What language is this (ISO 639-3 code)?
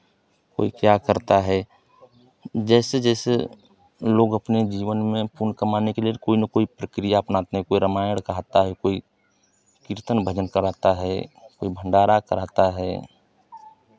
hin